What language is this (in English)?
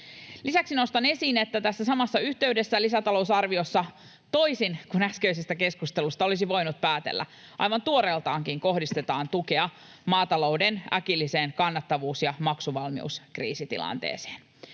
Finnish